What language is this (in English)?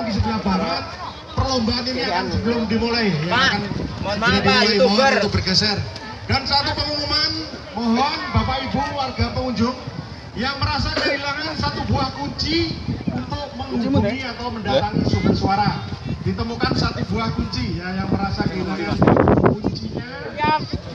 Indonesian